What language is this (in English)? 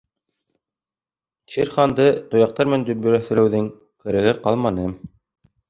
Bashkir